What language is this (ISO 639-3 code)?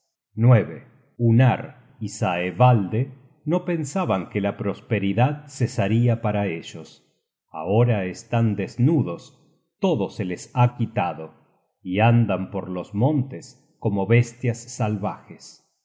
spa